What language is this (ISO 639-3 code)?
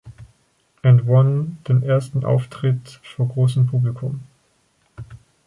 deu